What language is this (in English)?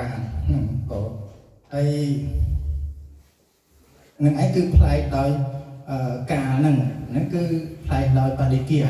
Thai